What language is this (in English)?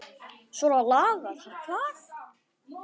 Icelandic